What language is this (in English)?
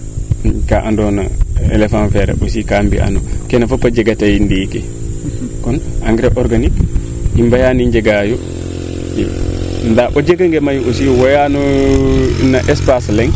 Serer